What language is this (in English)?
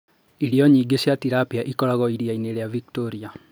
Kikuyu